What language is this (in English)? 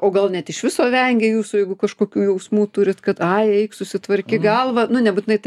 Lithuanian